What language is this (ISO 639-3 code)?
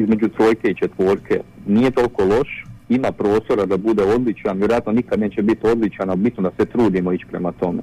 hrv